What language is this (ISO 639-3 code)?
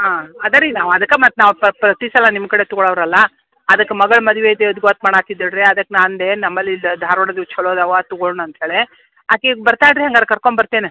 kan